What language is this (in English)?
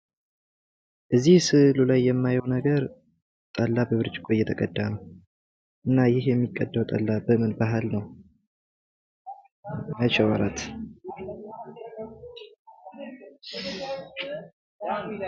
Amharic